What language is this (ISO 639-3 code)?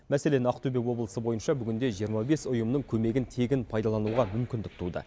kaz